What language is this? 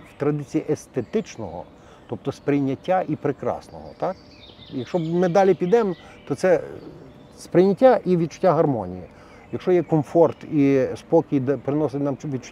Ukrainian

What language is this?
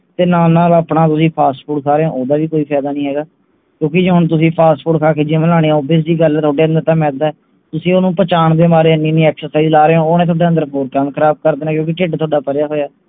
Punjabi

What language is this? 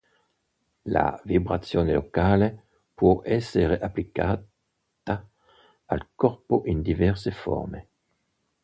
Italian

